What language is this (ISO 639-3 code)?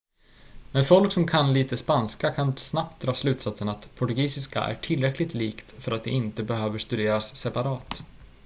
swe